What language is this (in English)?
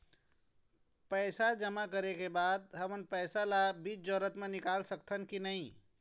Chhattisgarhi